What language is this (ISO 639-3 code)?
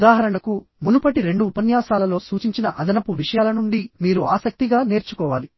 tel